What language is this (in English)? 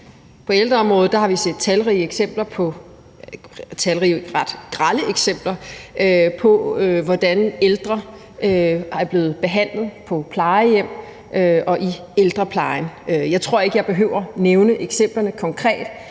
Danish